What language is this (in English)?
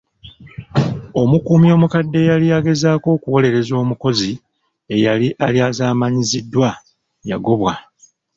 Ganda